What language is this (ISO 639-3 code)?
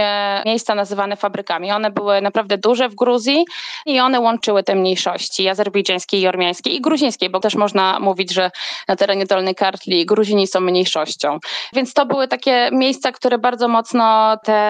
pol